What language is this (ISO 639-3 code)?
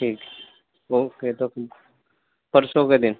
hin